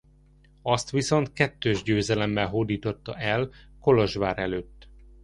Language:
Hungarian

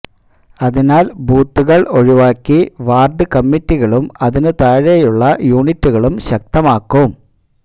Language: Malayalam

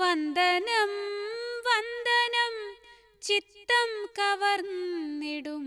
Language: Malayalam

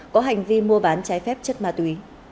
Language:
Vietnamese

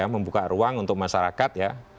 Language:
Indonesian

